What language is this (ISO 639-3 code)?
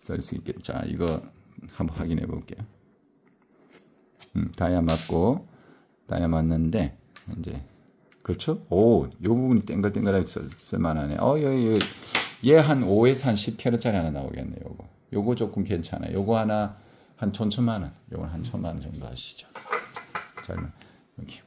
kor